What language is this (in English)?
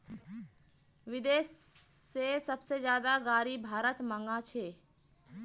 Magahi